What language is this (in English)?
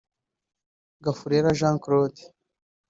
Kinyarwanda